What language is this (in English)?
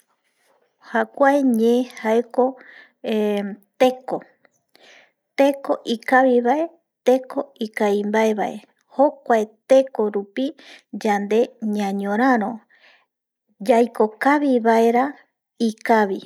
Eastern Bolivian Guaraní